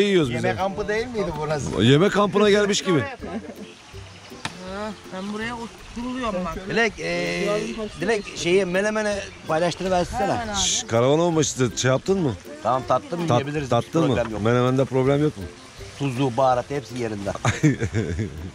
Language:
Turkish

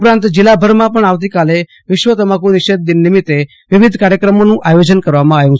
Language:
Gujarati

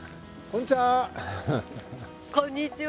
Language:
Japanese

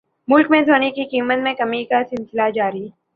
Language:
Urdu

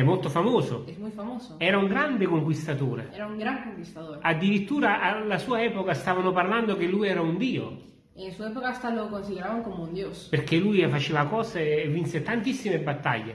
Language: Italian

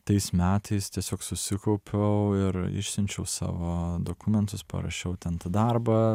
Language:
Lithuanian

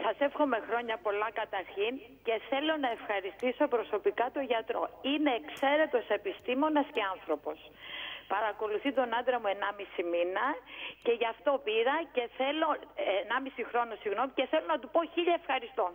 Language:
Greek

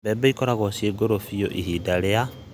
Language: Kikuyu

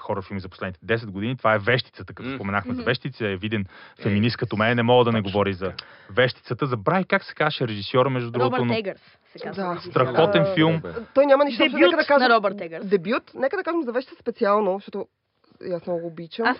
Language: Bulgarian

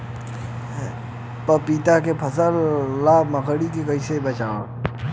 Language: Bhojpuri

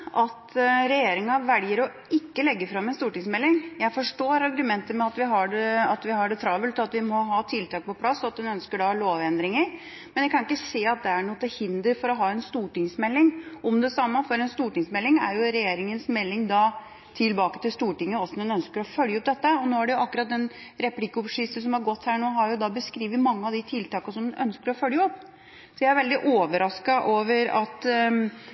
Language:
Norwegian Bokmål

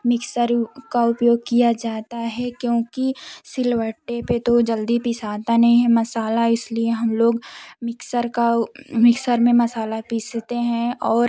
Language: Hindi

